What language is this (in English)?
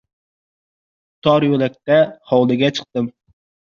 Uzbek